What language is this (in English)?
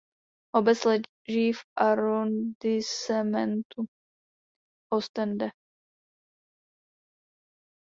Czech